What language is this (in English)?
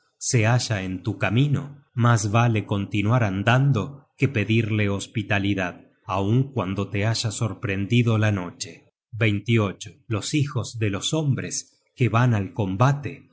Spanish